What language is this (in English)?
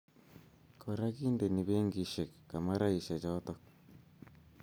Kalenjin